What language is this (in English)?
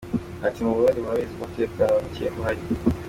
Kinyarwanda